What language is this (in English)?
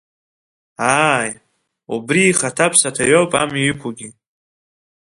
Abkhazian